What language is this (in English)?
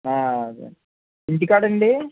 Telugu